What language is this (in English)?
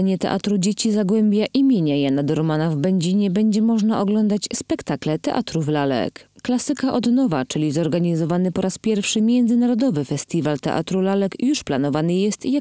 Polish